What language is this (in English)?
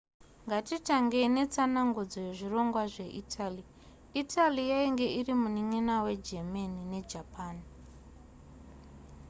Shona